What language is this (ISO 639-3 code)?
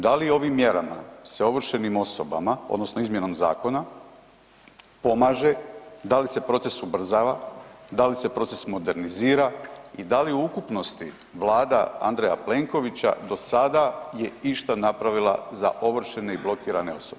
hrv